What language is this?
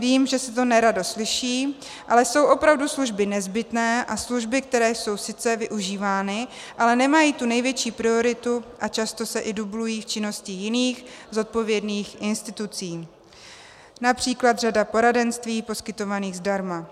Czech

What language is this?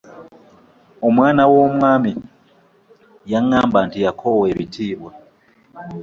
Ganda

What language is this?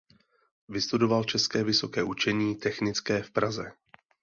Czech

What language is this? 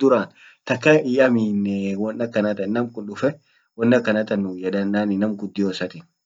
Orma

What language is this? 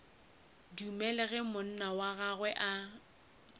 Northern Sotho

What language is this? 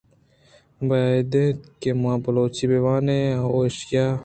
Eastern Balochi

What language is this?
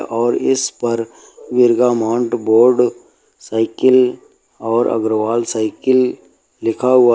Hindi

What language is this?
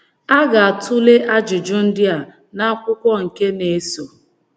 Igbo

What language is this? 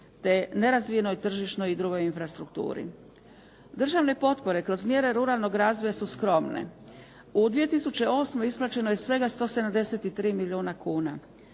Croatian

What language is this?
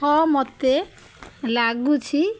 Odia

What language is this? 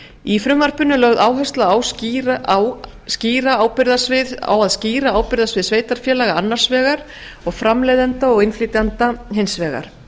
Icelandic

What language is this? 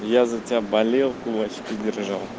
Russian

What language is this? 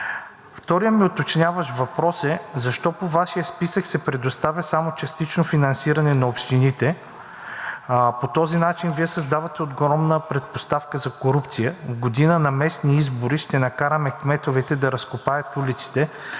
Bulgarian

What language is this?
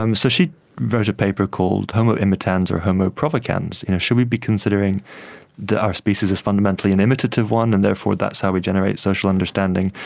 English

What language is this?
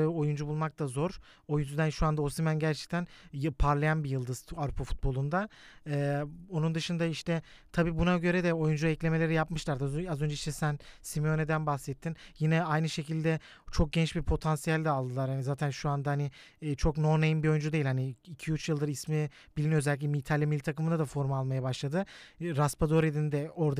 Turkish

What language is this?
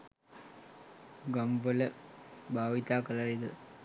Sinhala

